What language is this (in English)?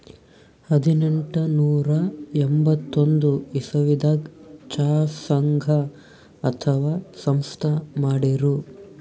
Kannada